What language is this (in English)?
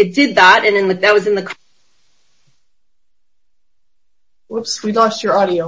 English